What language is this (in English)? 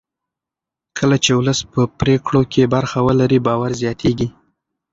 Pashto